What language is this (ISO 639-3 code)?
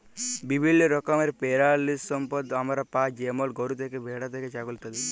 ben